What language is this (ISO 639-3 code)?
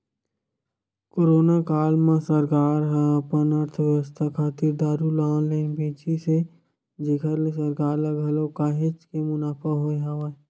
hne